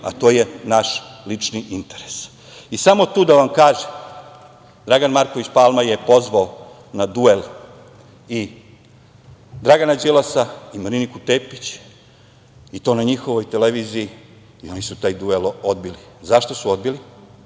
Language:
Serbian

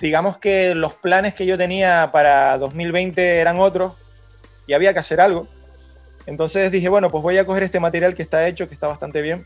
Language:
Spanish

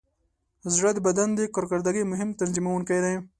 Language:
Pashto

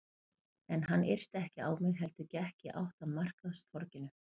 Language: Icelandic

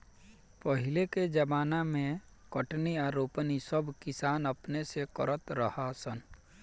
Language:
Bhojpuri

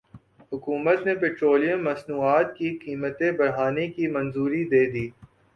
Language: Urdu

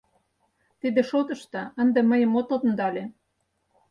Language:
Mari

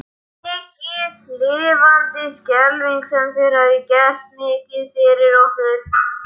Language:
Icelandic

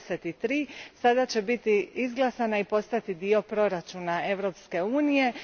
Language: Croatian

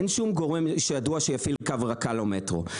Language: Hebrew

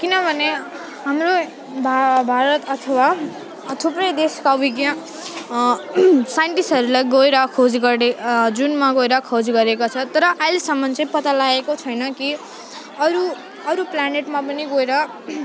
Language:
Nepali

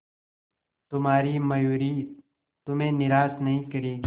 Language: Hindi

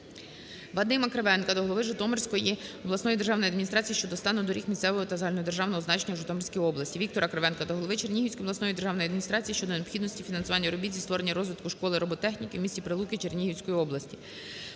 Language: Ukrainian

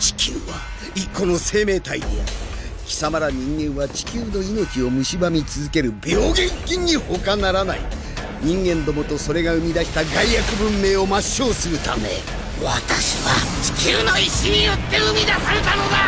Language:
Japanese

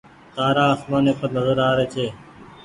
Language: Goaria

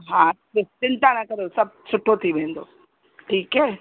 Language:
Sindhi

